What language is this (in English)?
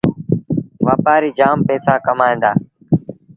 Sindhi Bhil